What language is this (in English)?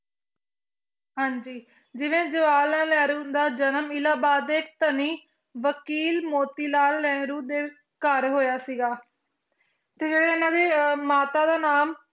Punjabi